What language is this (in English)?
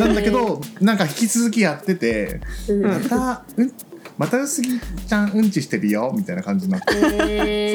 Japanese